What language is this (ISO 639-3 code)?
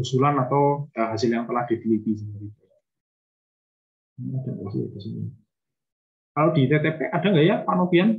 ind